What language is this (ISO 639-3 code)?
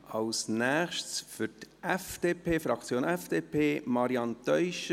gsw